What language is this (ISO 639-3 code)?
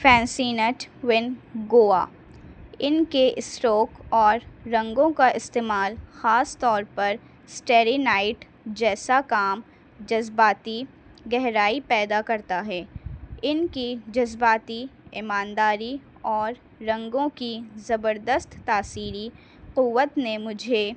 urd